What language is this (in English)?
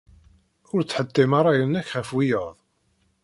Kabyle